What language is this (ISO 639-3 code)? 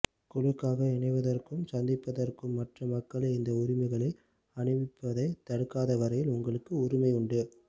tam